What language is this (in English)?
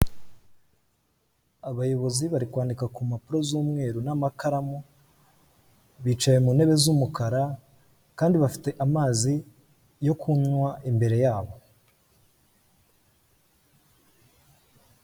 Kinyarwanda